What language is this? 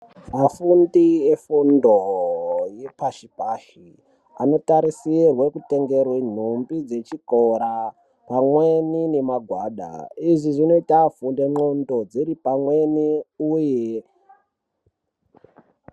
Ndau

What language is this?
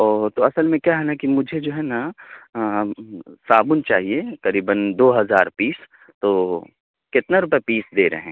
Urdu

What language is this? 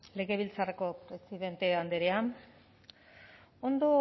Basque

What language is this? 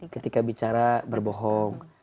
Indonesian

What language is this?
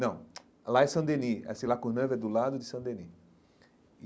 Portuguese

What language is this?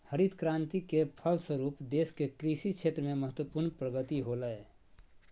Magahi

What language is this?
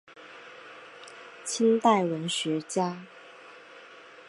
Chinese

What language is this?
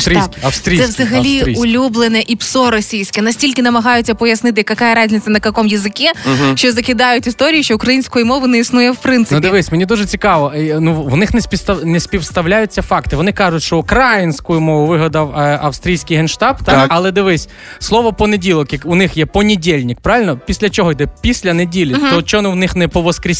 Ukrainian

